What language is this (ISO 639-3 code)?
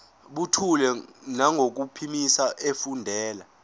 zul